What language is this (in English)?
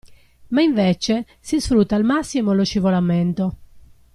Italian